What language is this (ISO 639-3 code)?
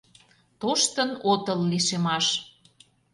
chm